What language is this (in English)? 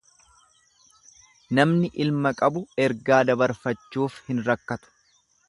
Oromo